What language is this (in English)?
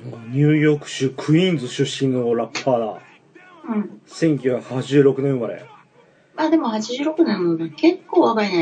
Japanese